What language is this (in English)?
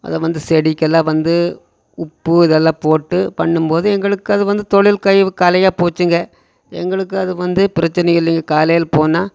Tamil